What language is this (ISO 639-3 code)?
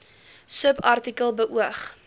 afr